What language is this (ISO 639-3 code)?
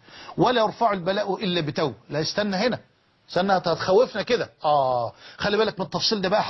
ara